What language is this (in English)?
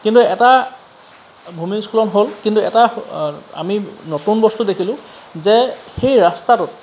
Assamese